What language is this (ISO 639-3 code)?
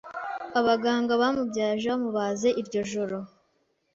kin